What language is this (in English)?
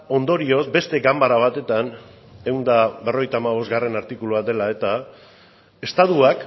Basque